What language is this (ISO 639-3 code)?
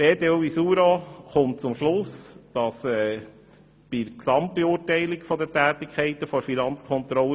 gsw